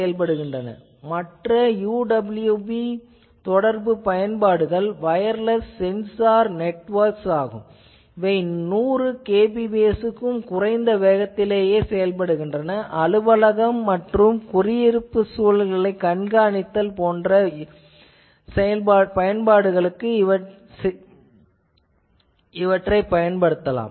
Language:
Tamil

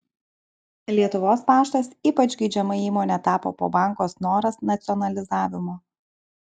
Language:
Lithuanian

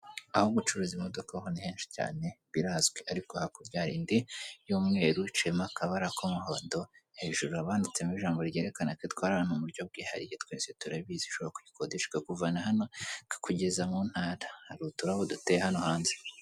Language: Kinyarwanda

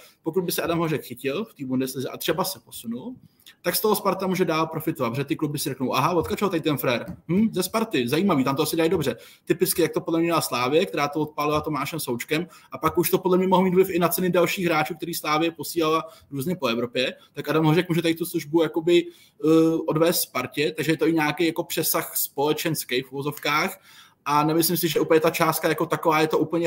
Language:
Czech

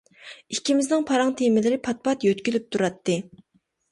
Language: Uyghur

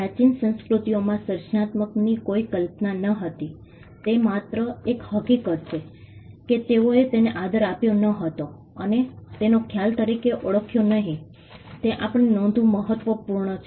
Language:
Gujarati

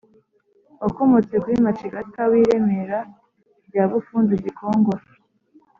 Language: Kinyarwanda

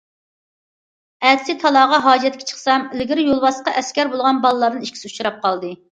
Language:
Uyghur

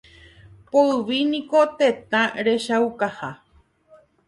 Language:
Guarani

